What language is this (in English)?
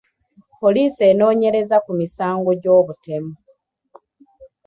Ganda